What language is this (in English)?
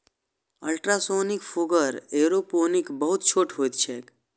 Maithili